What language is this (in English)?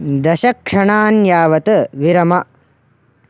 Sanskrit